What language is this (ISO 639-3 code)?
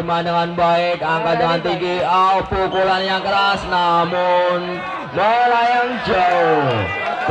ind